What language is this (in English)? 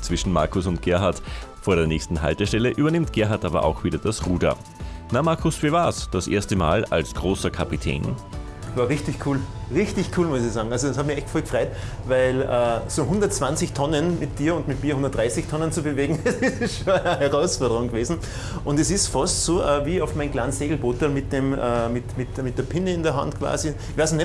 German